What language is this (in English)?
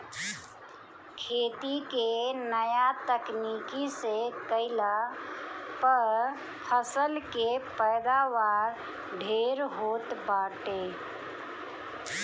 Bhojpuri